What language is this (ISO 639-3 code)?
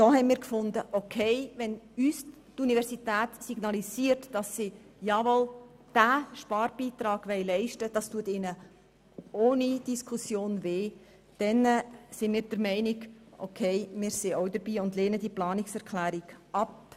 gsw